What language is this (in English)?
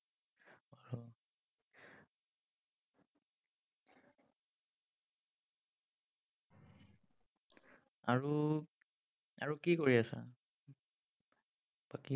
Assamese